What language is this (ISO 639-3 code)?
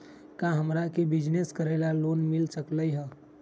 mag